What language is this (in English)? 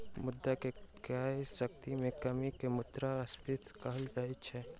Maithili